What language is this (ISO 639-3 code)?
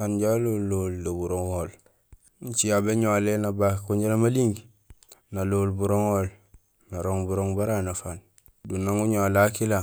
gsl